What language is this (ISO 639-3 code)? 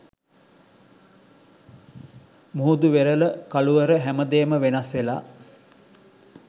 sin